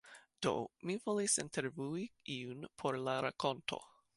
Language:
Esperanto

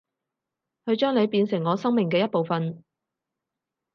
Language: Cantonese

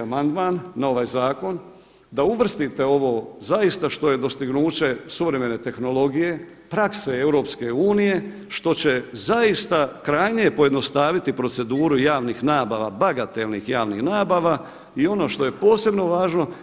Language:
Croatian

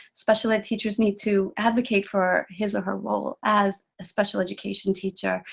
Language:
English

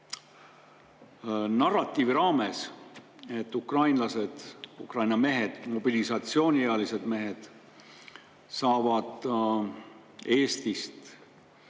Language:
Estonian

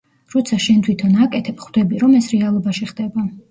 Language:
Georgian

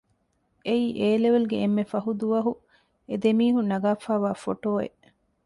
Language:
Divehi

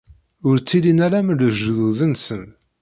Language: Kabyle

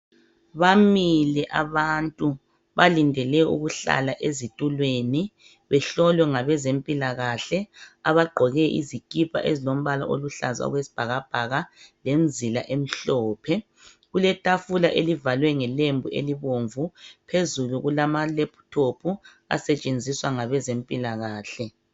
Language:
North Ndebele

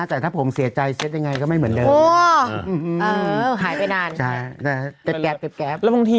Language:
Thai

